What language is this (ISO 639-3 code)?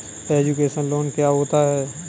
hin